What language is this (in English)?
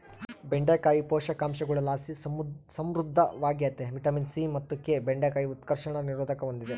Kannada